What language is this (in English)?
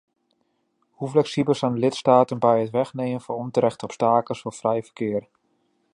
Dutch